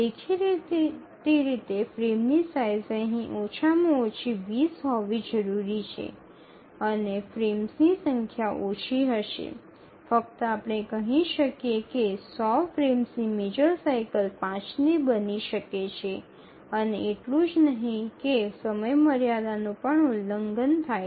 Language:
Gujarati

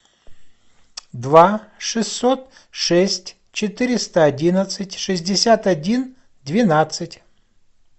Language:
Russian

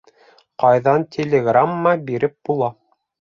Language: Bashkir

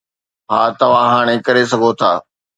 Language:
Sindhi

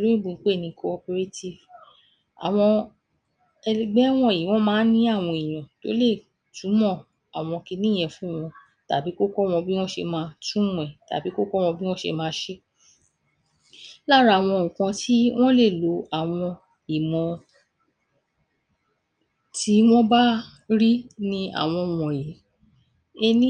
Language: Yoruba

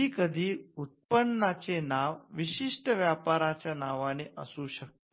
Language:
Marathi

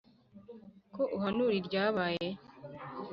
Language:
Kinyarwanda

